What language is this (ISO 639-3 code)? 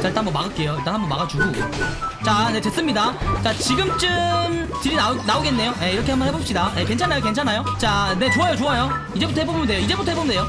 kor